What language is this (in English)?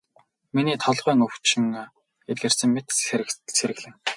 Mongolian